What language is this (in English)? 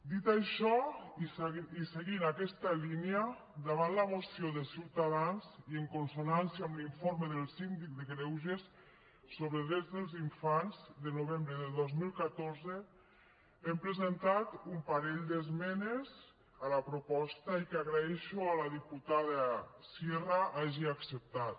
Catalan